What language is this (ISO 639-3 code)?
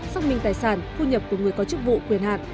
vie